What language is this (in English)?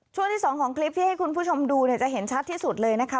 Thai